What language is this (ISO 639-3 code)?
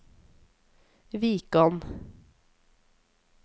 nor